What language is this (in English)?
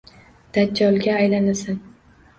Uzbek